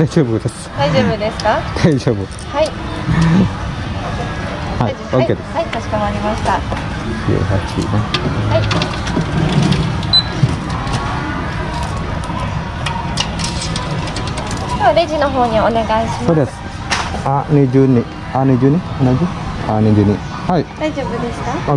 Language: Indonesian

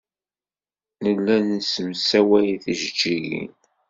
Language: Kabyle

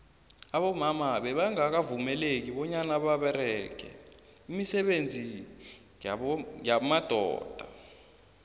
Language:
South Ndebele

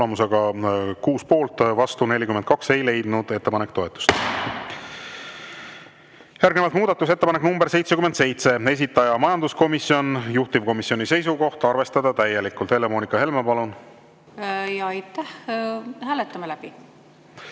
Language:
Estonian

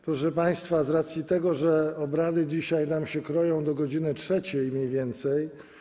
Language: Polish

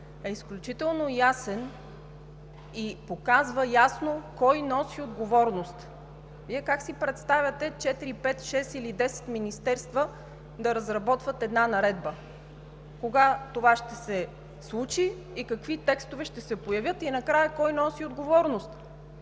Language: Bulgarian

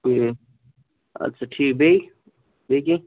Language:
Kashmiri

